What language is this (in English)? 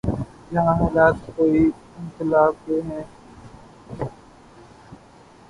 Urdu